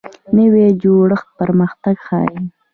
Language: Pashto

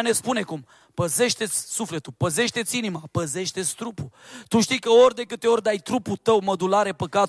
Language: Romanian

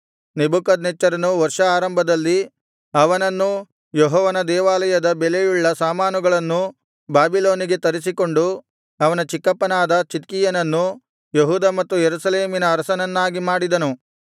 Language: Kannada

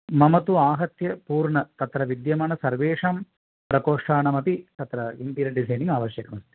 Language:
Sanskrit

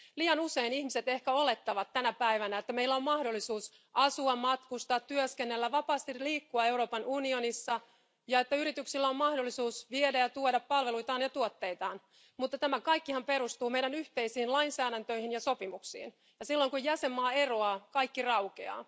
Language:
Finnish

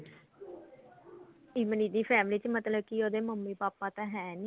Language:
Punjabi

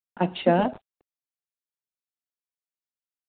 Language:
Dogri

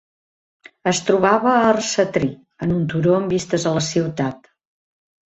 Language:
Catalan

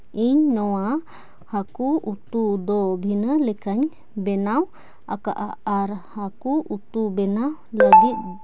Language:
Santali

